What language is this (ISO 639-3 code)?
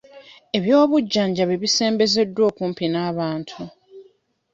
lug